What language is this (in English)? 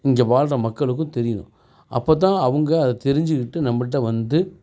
Tamil